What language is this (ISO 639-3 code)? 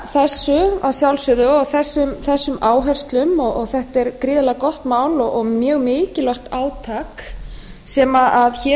isl